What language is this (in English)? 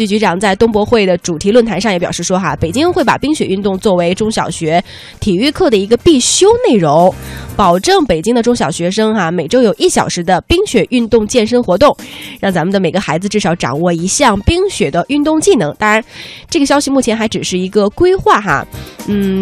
Chinese